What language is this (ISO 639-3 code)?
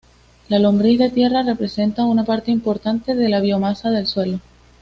spa